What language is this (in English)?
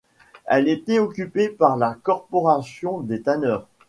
French